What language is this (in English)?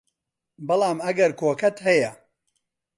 Central Kurdish